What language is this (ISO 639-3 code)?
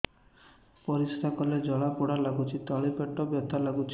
ori